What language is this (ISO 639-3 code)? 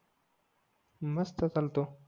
mar